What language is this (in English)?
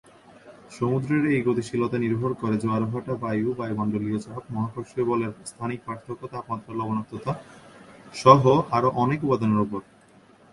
Bangla